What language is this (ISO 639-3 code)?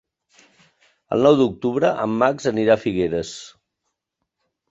cat